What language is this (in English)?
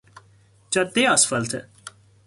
Persian